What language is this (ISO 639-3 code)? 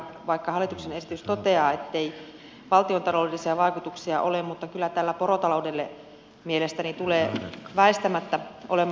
fin